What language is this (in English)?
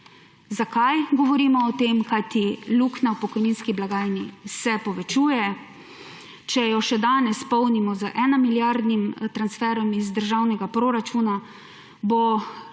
Slovenian